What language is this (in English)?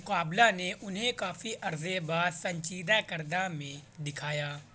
Urdu